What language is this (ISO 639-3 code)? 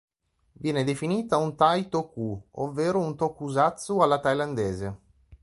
ita